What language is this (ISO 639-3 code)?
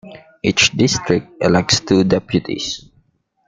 eng